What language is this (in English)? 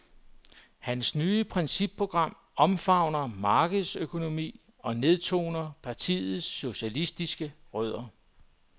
Danish